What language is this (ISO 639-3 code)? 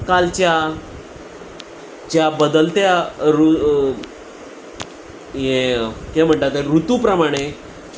kok